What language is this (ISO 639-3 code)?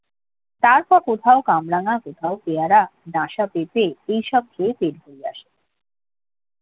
ben